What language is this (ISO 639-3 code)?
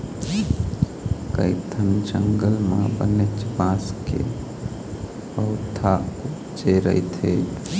hne